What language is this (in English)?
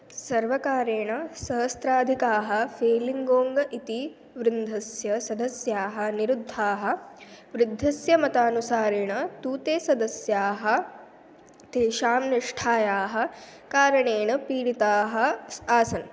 Sanskrit